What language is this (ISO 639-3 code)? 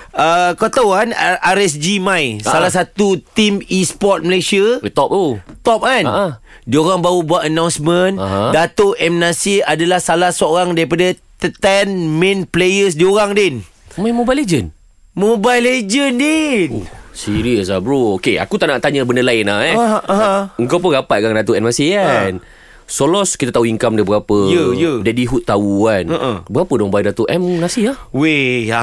msa